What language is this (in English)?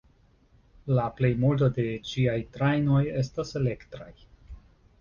Esperanto